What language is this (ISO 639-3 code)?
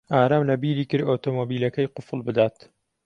ckb